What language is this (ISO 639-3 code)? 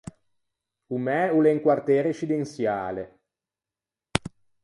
lij